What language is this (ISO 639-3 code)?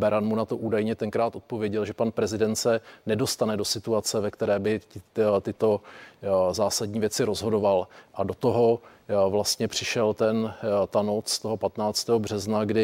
ces